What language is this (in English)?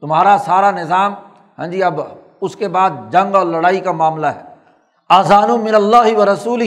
Urdu